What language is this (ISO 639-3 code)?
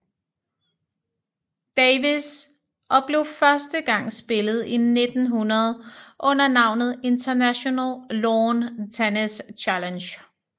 dan